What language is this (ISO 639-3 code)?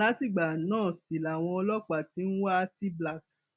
yor